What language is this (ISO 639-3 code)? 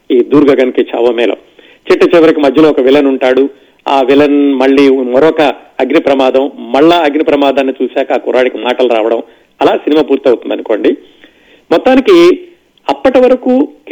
tel